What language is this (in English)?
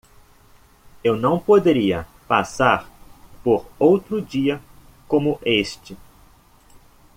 Portuguese